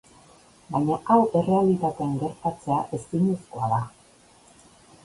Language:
Basque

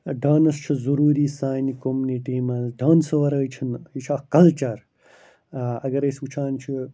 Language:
Kashmiri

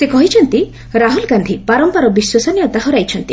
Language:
Odia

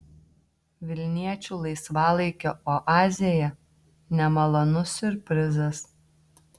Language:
Lithuanian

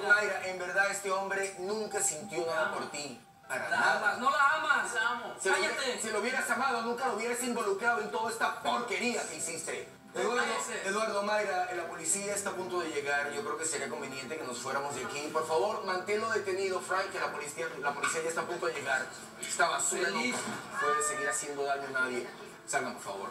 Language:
Spanish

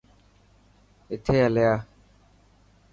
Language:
Dhatki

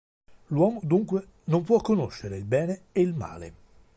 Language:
Italian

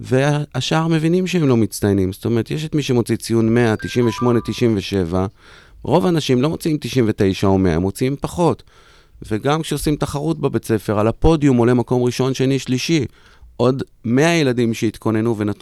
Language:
Hebrew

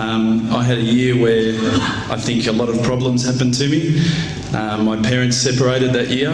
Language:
English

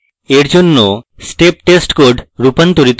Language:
Bangla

